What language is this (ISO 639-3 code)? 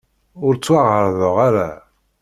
kab